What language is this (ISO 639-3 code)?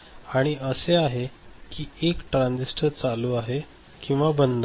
mar